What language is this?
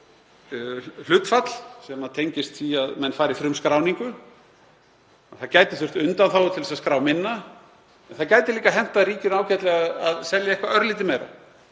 Icelandic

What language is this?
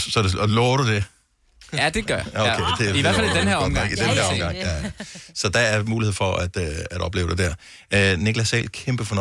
Danish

